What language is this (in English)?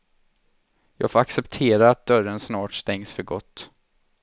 Swedish